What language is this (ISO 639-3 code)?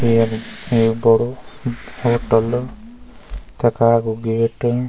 gbm